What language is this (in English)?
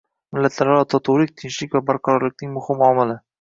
Uzbek